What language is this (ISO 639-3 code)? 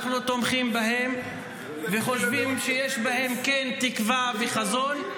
heb